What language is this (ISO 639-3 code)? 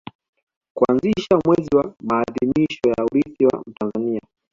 swa